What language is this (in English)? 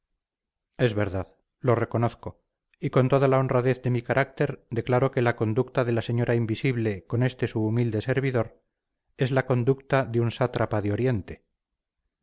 Spanish